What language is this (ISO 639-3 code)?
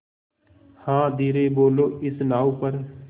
hin